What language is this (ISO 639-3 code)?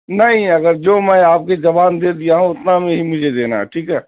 urd